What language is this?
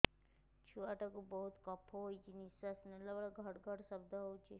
Odia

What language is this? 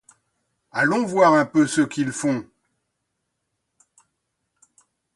French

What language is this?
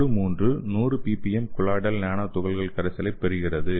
Tamil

